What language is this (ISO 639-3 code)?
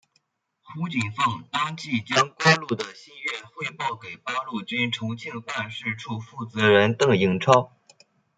zho